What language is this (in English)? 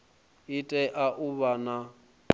Venda